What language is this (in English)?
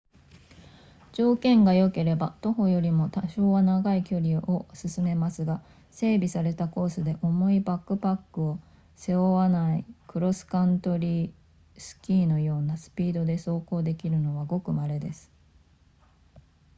Japanese